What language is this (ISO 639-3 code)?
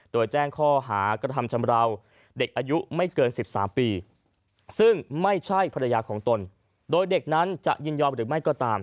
tha